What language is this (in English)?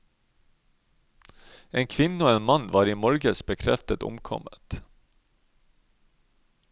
Norwegian